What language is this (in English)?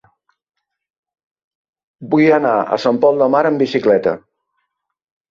Catalan